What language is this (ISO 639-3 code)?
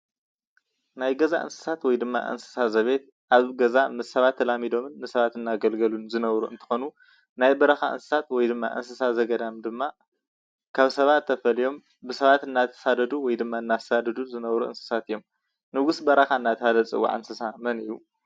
tir